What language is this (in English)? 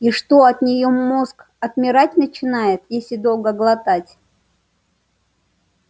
Russian